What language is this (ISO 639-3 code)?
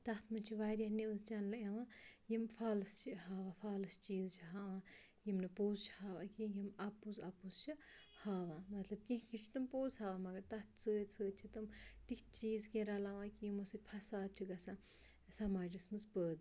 kas